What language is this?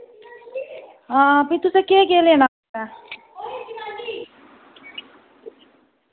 Dogri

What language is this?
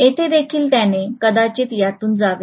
Marathi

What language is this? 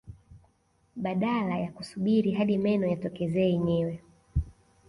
Swahili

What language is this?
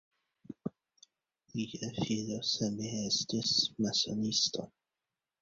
Esperanto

